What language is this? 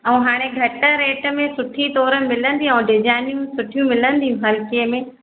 Sindhi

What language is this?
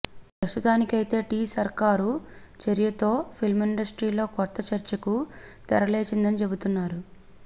Telugu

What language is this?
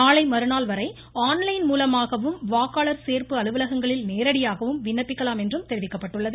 Tamil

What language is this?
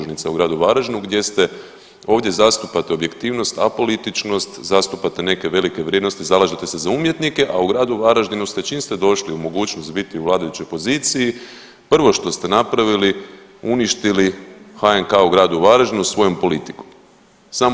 Croatian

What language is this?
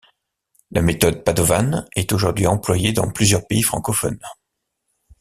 French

